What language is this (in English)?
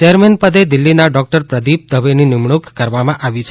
Gujarati